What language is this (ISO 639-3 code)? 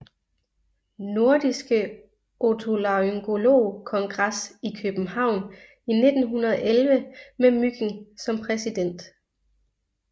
dan